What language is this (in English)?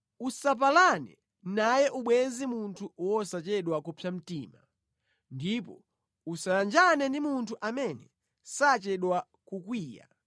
Nyanja